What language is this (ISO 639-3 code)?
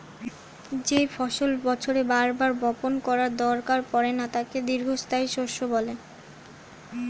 ben